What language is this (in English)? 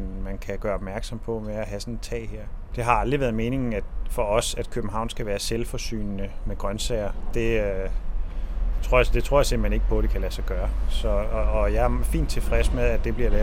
Danish